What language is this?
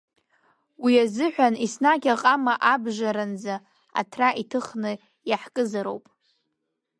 Abkhazian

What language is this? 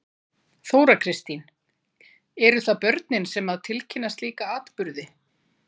Icelandic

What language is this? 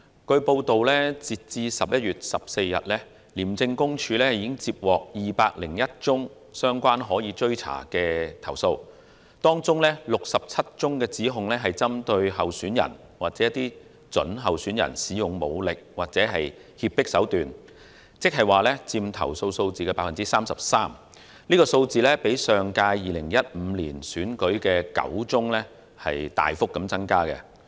Cantonese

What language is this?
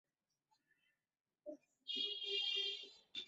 Bangla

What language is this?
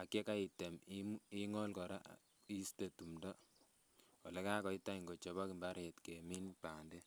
Kalenjin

